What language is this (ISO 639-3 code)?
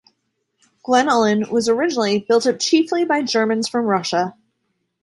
eng